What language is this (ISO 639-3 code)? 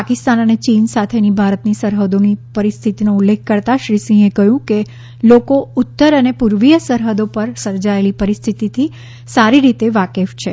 guj